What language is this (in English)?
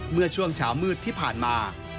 Thai